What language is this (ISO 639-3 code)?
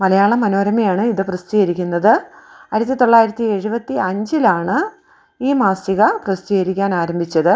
mal